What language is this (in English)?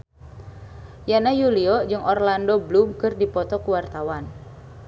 Sundanese